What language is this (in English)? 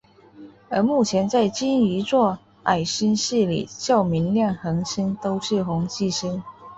Chinese